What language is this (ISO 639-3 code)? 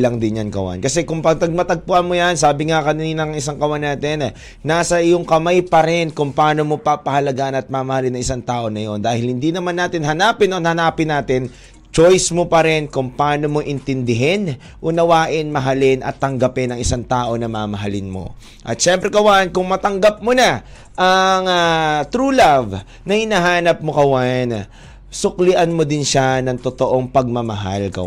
fil